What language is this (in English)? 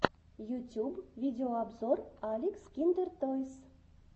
Russian